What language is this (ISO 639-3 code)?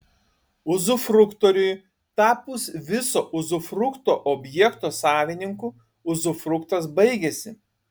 lit